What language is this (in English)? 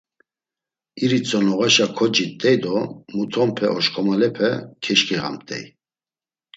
Laz